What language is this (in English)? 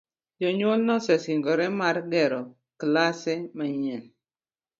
Luo (Kenya and Tanzania)